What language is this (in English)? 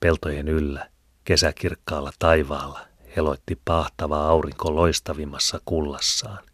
Finnish